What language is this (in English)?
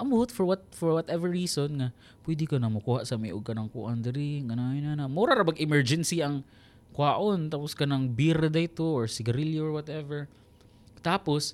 Filipino